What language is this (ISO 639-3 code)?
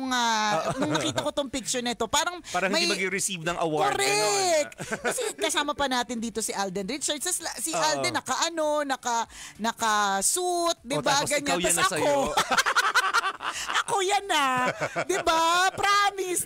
fil